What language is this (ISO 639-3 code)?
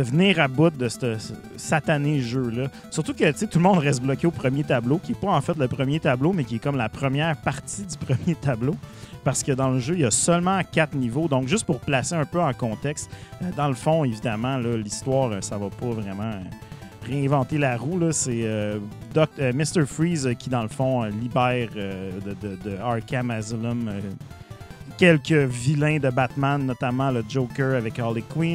fra